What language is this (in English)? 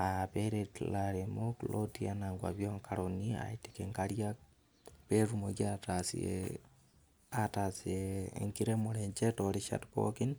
Masai